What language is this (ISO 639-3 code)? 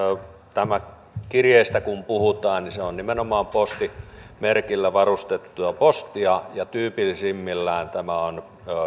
fin